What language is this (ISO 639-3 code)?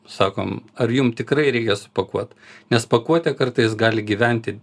lit